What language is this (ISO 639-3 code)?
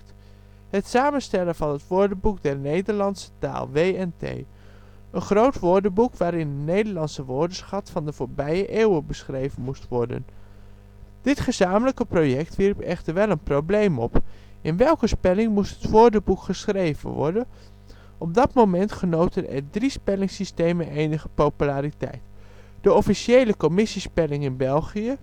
nld